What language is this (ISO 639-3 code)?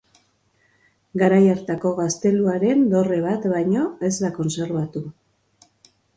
eus